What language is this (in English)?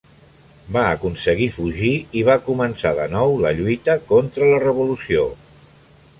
Catalan